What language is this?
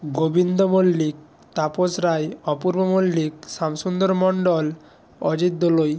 Bangla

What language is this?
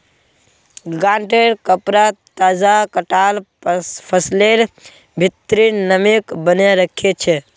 Magahi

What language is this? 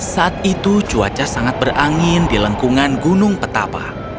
Indonesian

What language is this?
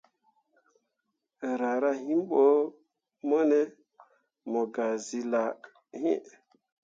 Mundang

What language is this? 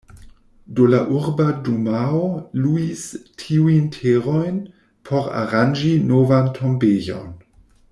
Esperanto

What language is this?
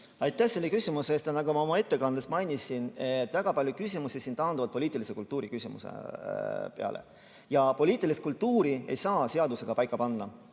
Estonian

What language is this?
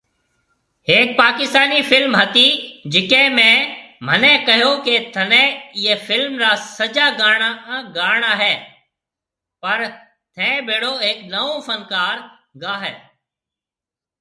Marwari (Pakistan)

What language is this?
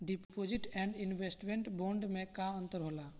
Bhojpuri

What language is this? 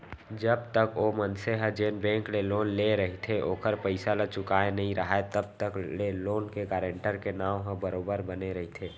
Chhattisgarhi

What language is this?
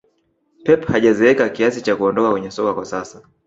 Swahili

